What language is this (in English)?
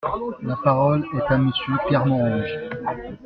French